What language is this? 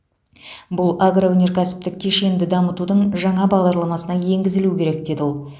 Kazakh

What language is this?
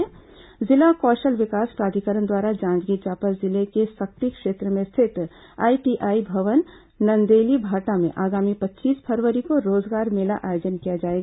Hindi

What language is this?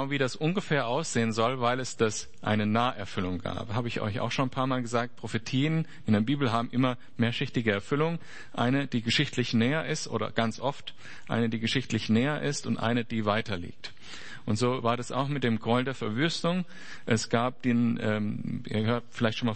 German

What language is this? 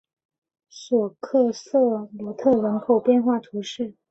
Chinese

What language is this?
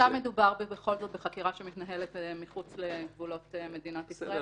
Hebrew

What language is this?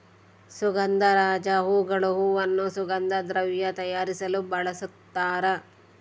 Kannada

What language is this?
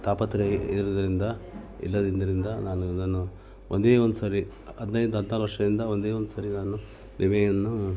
Kannada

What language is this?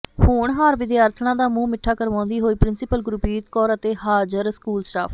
Punjabi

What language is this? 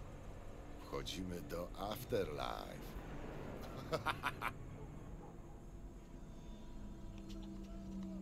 Polish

